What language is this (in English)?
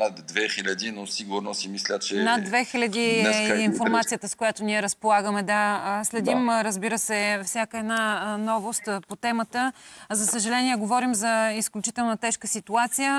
Bulgarian